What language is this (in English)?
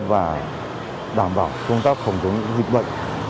Vietnamese